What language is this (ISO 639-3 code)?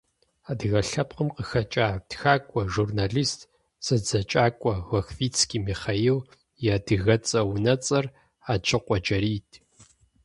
kbd